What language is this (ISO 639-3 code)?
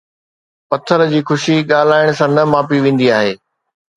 snd